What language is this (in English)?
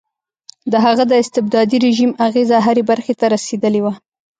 Pashto